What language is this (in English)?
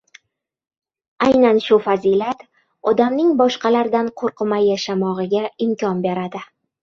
Uzbek